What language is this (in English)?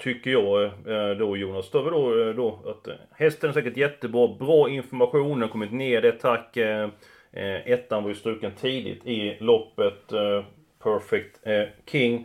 Swedish